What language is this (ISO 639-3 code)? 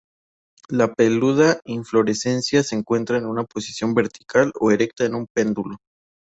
spa